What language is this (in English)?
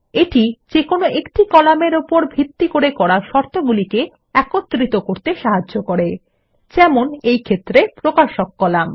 Bangla